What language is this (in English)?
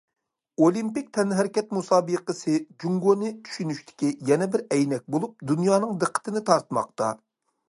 Uyghur